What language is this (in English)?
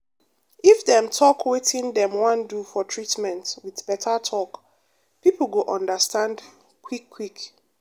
Nigerian Pidgin